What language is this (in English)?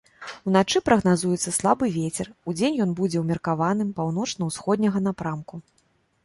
Belarusian